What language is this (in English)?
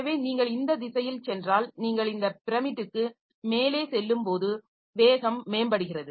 Tamil